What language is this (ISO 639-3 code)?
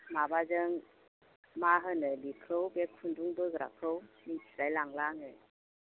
brx